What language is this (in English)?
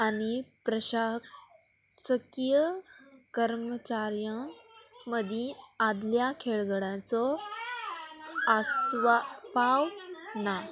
Konkani